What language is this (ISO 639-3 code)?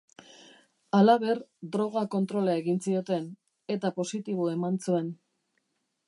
eus